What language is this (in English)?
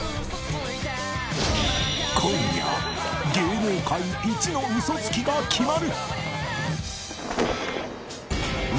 Japanese